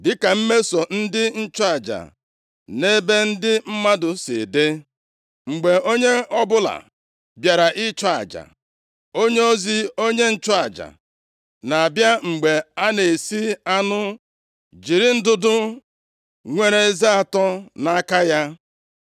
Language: Igbo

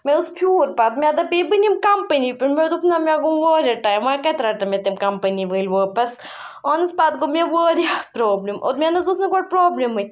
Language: Kashmiri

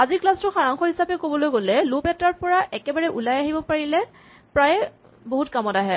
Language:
Assamese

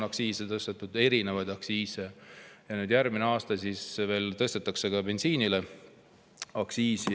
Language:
Estonian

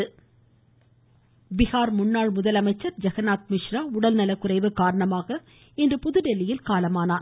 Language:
Tamil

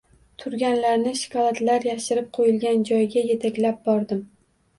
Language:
Uzbek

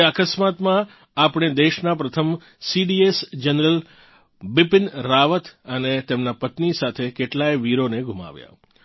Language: Gujarati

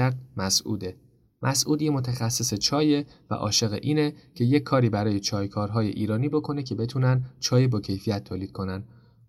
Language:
Persian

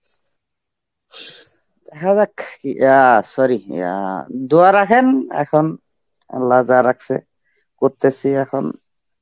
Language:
Bangla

